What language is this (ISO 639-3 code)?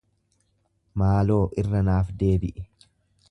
orm